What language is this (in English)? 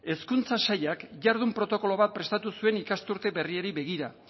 Basque